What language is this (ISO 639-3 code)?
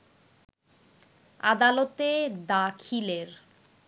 ben